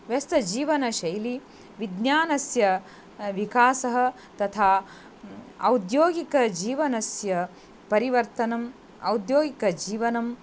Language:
Sanskrit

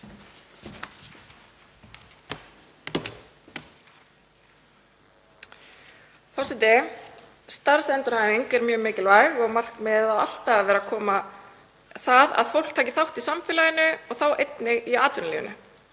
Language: Icelandic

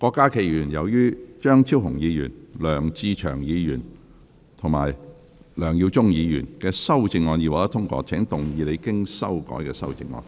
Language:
Cantonese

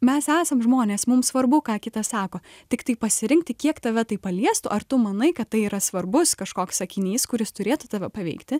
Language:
Lithuanian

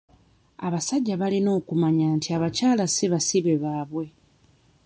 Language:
Ganda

